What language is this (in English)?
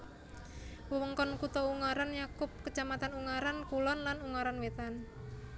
Javanese